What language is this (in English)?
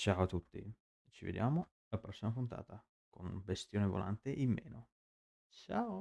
Italian